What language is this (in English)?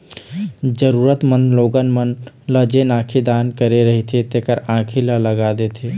Chhattisgarhi